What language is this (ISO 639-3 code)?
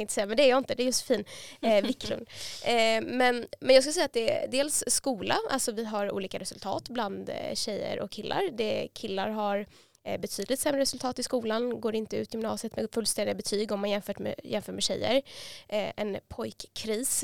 swe